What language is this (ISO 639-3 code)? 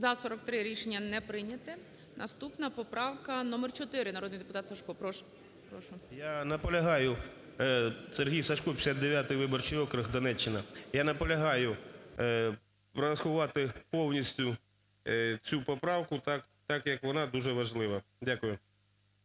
ukr